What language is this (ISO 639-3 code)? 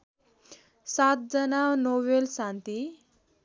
nep